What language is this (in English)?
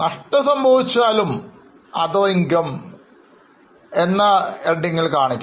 Malayalam